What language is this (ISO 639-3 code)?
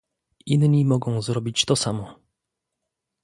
pol